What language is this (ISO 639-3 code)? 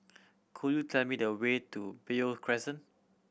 eng